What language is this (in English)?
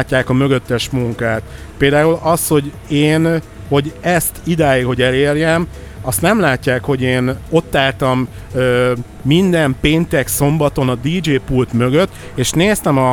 Hungarian